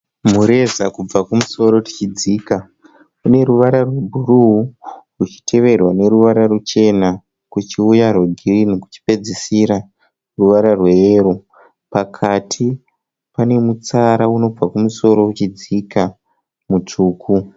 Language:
Shona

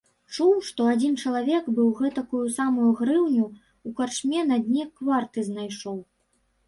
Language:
Belarusian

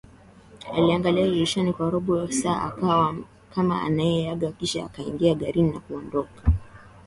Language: Swahili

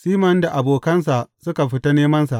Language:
Hausa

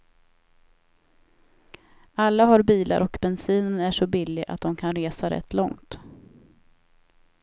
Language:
Swedish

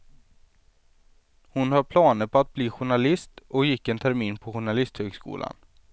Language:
Swedish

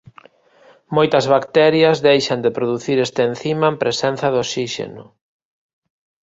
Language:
Galician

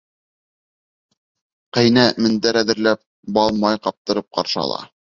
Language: Bashkir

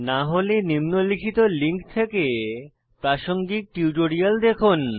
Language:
Bangla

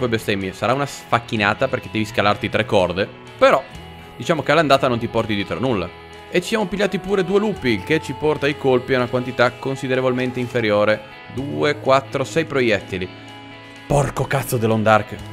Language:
Italian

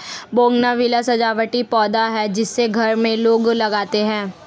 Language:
Hindi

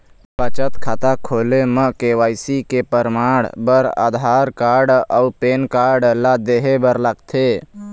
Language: Chhattisgarhi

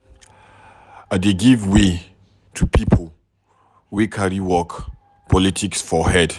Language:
Nigerian Pidgin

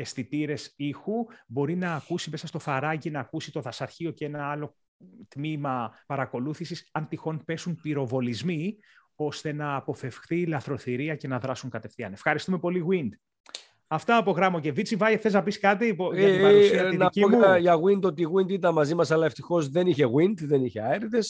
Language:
Greek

